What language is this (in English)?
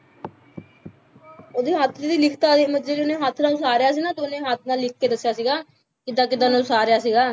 Punjabi